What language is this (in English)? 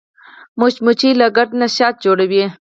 Pashto